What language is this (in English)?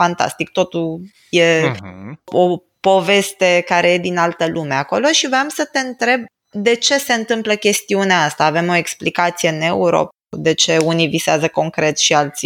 Romanian